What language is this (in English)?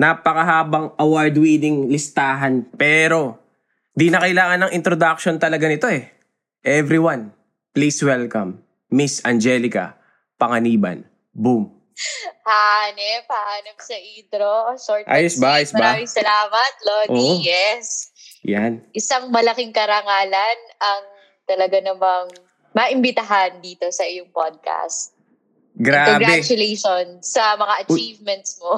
Filipino